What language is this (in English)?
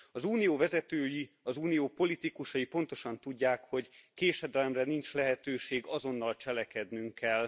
Hungarian